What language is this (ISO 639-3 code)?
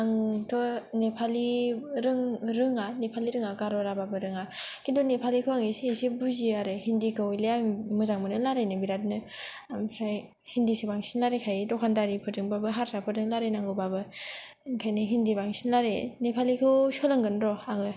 brx